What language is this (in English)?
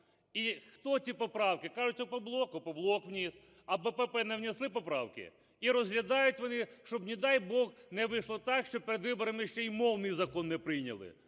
Ukrainian